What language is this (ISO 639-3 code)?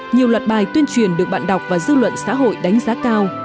vie